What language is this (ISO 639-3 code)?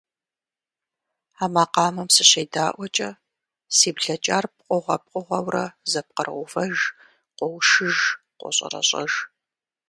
kbd